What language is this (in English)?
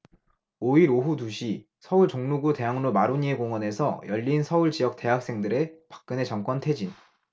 Korean